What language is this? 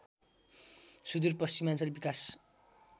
Nepali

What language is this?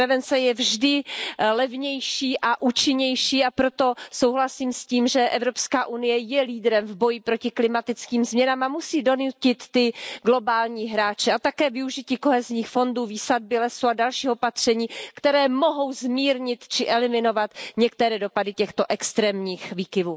Czech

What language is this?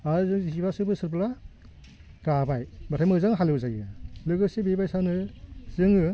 Bodo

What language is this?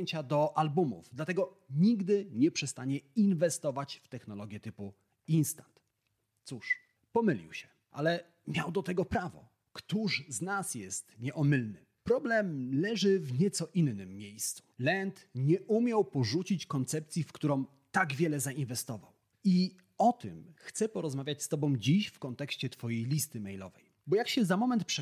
Polish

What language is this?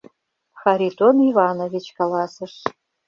Mari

